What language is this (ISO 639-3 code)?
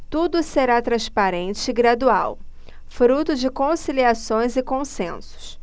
por